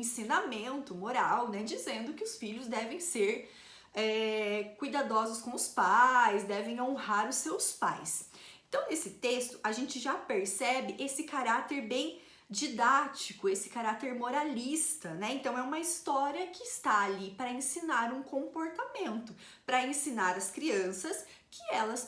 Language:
Portuguese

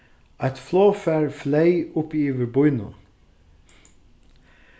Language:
Faroese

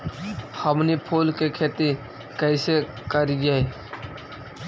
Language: Magahi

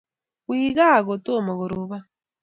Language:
Kalenjin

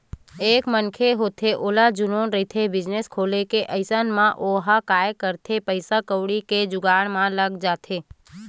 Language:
Chhattisgarhi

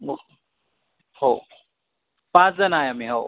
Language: Marathi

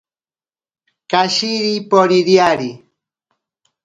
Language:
Ashéninka Perené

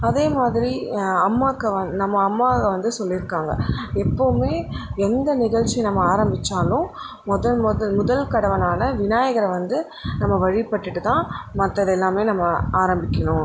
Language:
Tamil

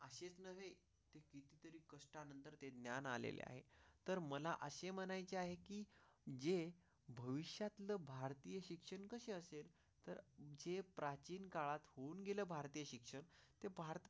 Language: Marathi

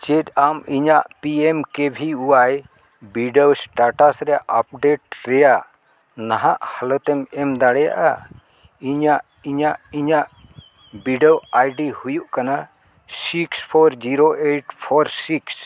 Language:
Santali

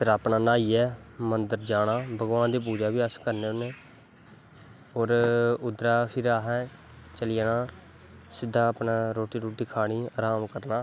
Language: Dogri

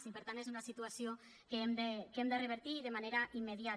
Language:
Catalan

